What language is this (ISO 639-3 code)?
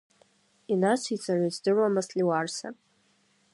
abk